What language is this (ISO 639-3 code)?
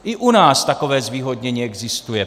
ces